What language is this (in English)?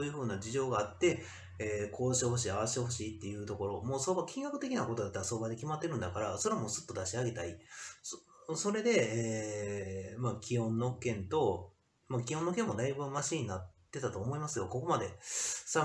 Japanese